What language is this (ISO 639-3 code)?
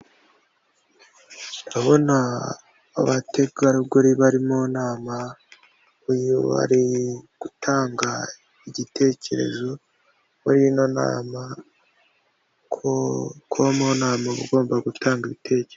kin